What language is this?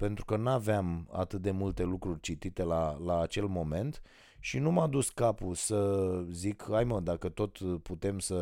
Romanian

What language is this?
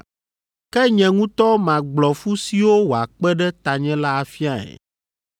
Ewe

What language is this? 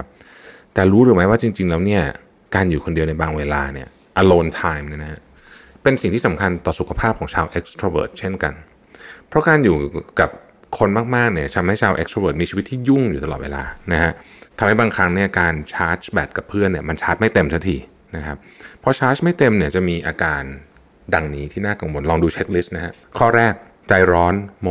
Thai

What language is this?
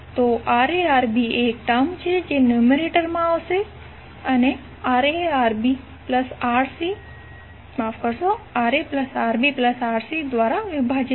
Gujarati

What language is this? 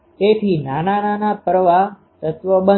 Gujarati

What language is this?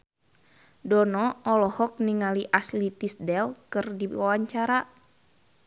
Sundanese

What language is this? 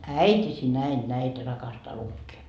Finnish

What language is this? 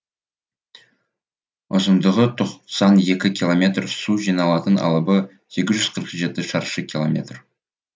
Kazakh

